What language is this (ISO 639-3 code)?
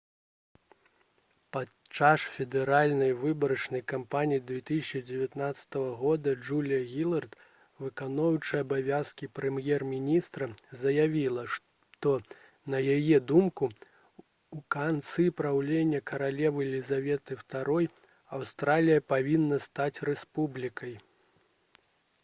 bel